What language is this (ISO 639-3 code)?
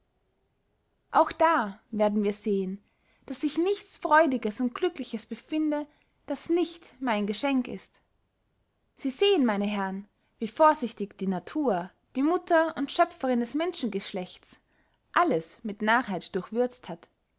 deu